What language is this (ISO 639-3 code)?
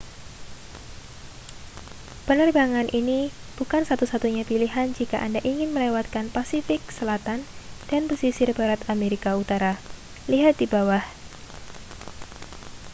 ind